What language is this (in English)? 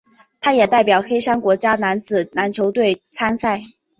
Chinese